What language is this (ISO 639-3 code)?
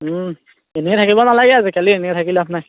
asm